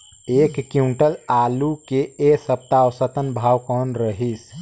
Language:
Chhattisgarhi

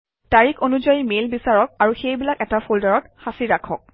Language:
Assamese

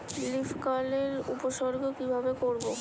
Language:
Bangla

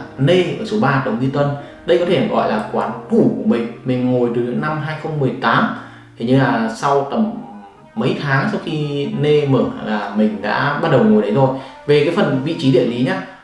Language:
Vietnamese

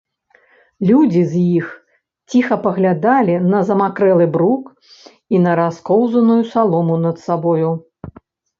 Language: Belarusian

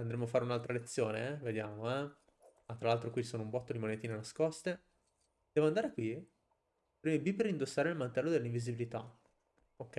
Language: Italian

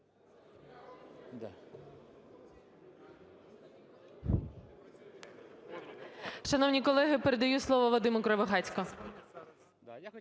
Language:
Ukrainian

